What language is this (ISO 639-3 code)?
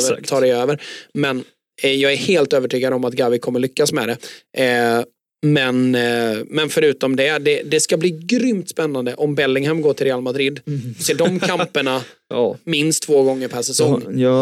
swe